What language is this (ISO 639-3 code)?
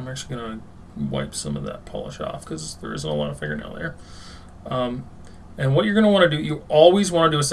eng